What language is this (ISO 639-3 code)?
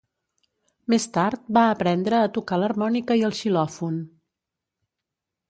cat